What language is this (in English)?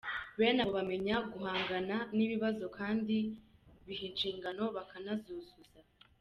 Kinyarwanda